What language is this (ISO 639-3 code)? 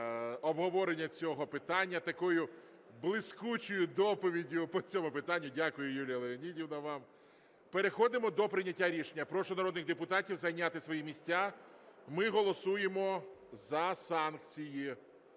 ukr